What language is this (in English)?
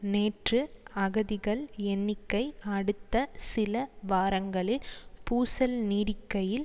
Tamil